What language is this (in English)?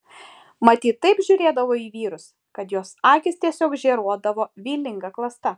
Lithuanian